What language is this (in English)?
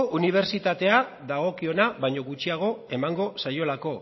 Basque